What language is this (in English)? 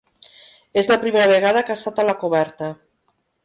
Catalan